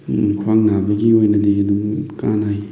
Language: Manipuri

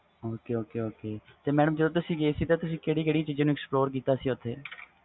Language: Punjabi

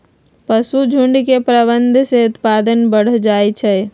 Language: Magahi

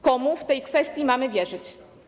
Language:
Polish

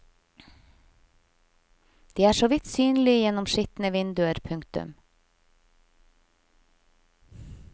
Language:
Norwegian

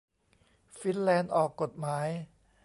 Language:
Thai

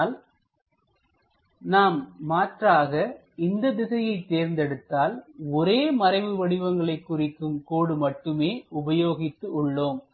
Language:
Tamil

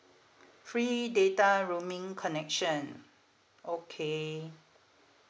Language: English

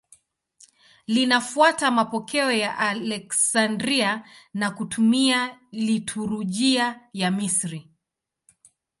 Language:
Swahili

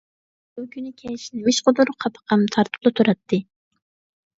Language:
Uyghur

